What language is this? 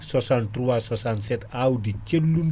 Fula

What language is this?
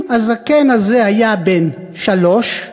Hebrew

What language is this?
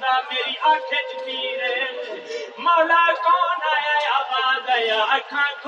Urdu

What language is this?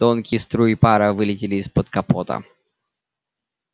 Russian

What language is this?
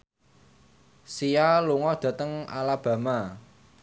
Javanese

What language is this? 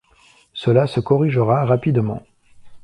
French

